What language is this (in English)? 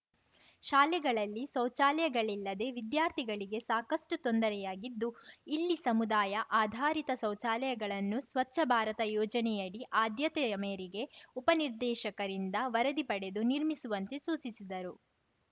Kannada